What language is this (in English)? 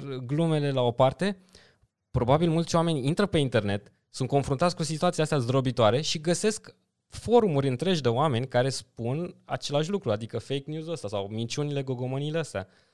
Romanian